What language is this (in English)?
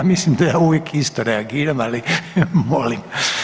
Croatian